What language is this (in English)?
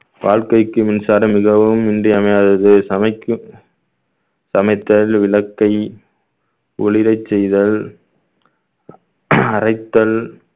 Tamil